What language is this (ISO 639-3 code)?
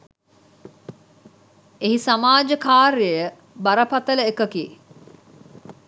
sin